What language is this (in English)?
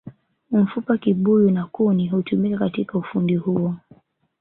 Swahili